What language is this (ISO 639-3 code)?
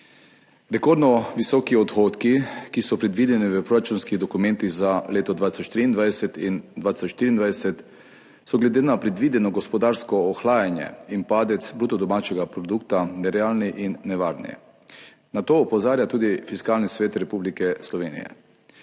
slv